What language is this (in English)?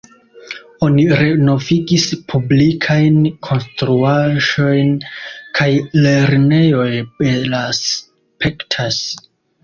Esperanto